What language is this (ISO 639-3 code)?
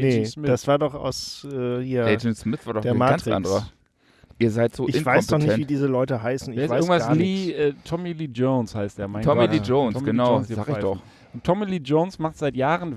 deu